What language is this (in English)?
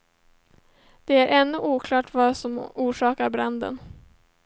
Swedish